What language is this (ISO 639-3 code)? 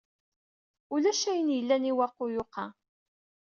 kab